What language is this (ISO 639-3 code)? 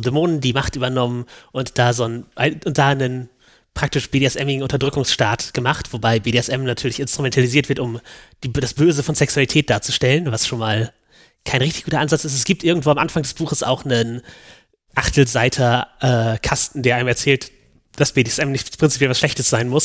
deu